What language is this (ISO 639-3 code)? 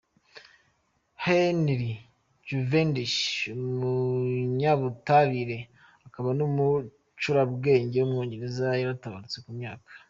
kin